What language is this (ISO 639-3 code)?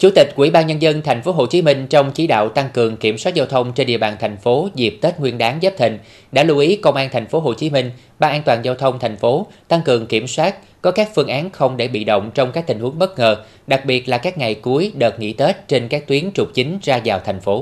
vie